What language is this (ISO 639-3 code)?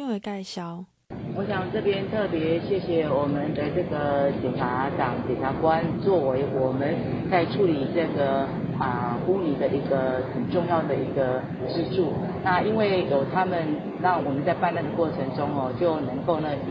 zho